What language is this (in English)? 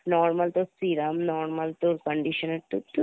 Bangla